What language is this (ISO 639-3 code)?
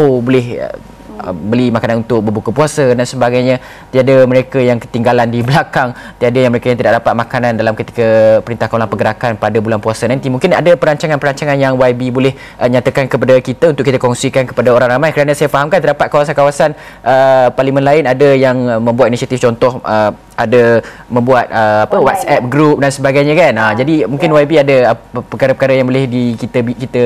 msa